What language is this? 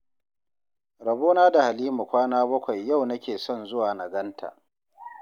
Hausa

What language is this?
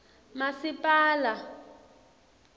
Swati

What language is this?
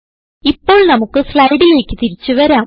Malayalam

